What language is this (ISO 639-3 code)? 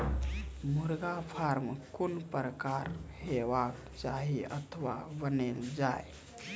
mai